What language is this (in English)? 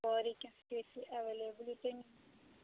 Kashmiri